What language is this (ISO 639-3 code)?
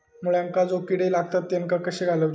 mar